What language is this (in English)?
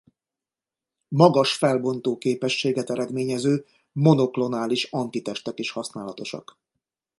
Hungarian